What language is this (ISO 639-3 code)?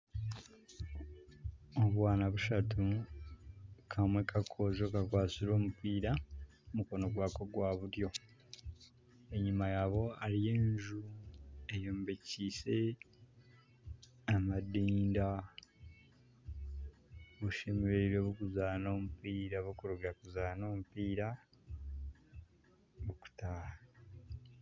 nyn